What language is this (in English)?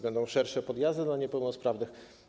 Polish